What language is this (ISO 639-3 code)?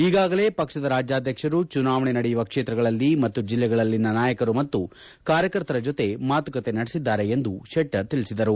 kan